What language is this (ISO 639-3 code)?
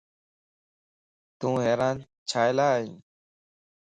lss